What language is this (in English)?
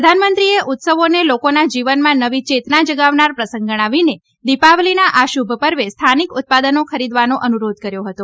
Gujarati